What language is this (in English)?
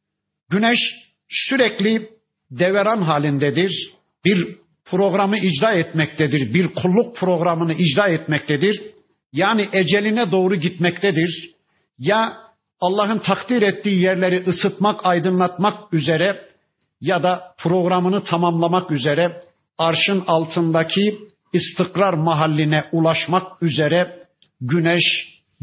Turkish